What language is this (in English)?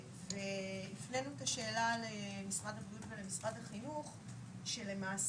Hebrew